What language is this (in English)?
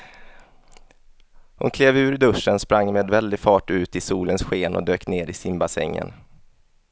Swedish